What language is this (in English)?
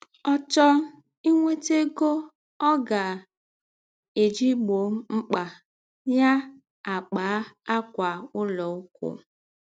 Igbo